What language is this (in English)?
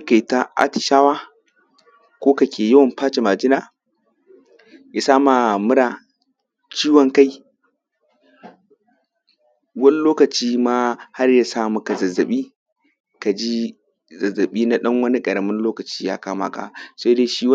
Hausa